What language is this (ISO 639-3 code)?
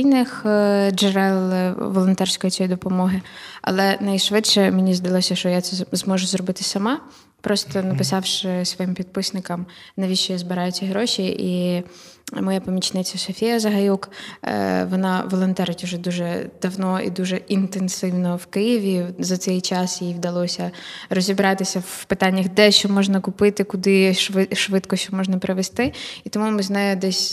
ukr